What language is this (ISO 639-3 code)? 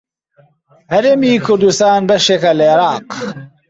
ckb